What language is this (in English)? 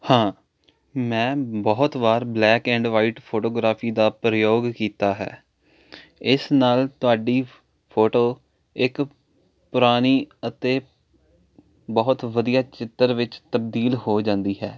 Punjabi